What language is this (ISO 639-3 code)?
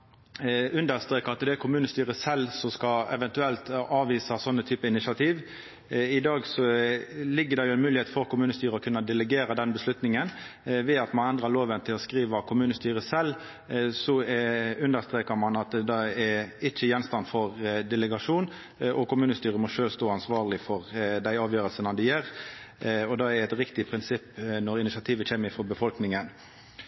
nno